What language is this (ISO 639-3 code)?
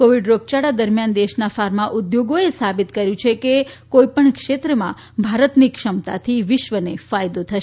guj